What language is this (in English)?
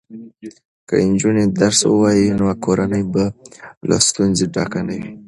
Pashto